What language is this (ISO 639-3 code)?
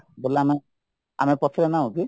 ori